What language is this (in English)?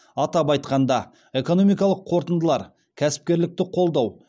Kazakh